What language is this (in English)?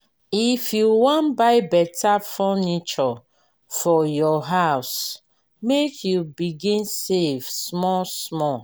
Nigerian Pidgin